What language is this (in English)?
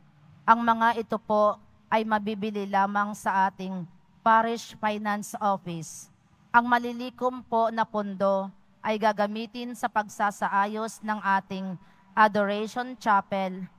Filipino